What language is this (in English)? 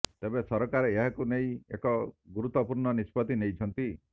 Odia